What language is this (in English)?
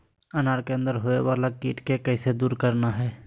Magahi